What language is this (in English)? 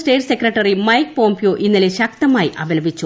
Malayalam